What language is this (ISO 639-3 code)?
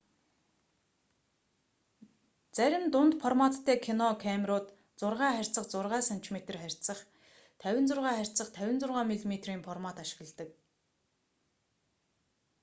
mon